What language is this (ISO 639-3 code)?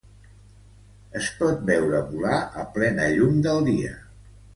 cat